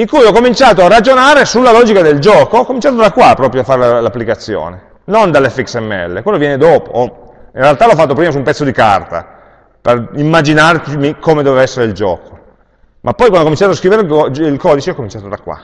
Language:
Italian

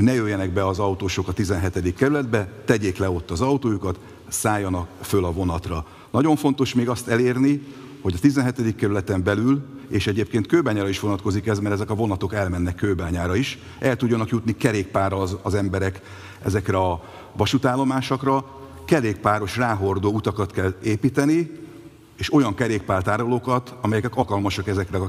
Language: Hungarian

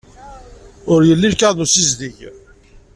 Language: Kabyle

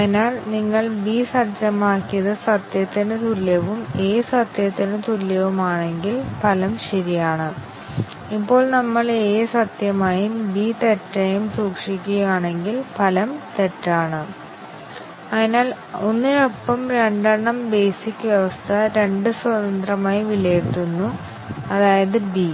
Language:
Malayalam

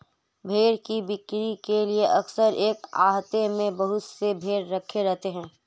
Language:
Hindi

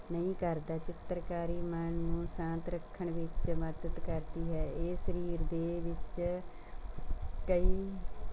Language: Punjabi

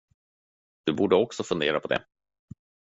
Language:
Swedish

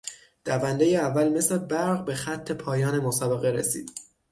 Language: Persian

